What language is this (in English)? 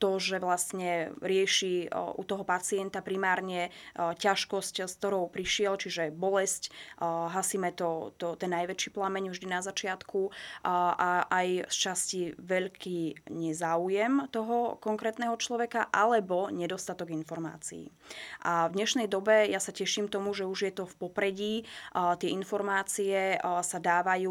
Slovak